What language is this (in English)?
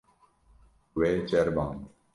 Kurdish